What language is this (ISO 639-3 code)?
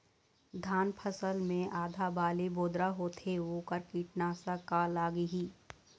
hne